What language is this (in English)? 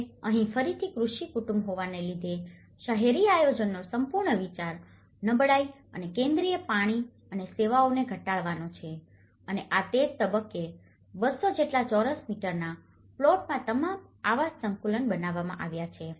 Gujarati